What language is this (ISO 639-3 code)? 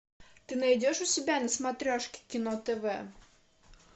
rus